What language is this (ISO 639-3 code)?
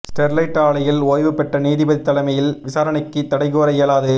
tam